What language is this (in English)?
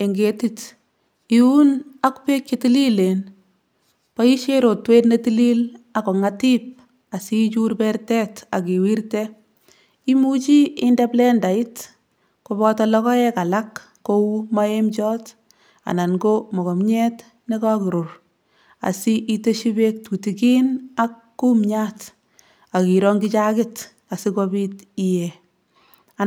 Kalenjin